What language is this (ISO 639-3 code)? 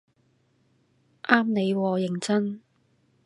yue